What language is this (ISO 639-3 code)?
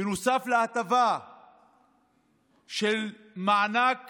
heb